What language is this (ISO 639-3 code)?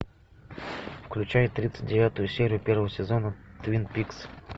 rus